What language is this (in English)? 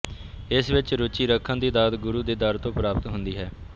Punjabi